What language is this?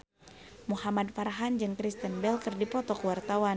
Sundanese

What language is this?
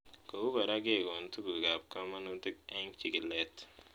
Kalenjin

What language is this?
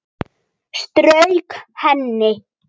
Icelandic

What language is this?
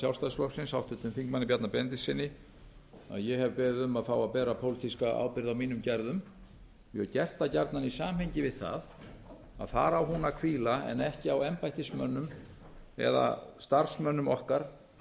Icelandic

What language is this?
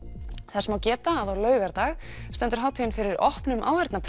Icelandic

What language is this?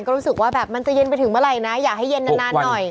Thai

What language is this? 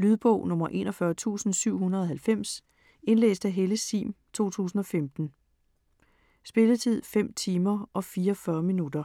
Danish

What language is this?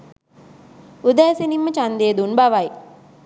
Sinhala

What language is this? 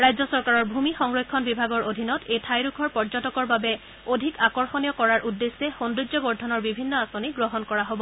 Assamese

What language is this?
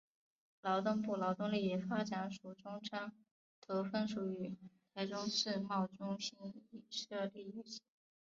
Chinese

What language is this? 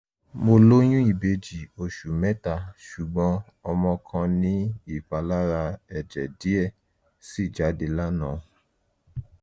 Yoruba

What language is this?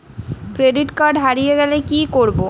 Bangla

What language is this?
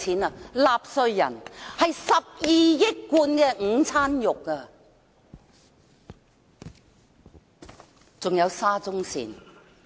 Cantonese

